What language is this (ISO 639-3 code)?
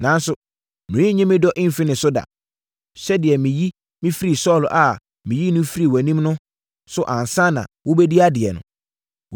aka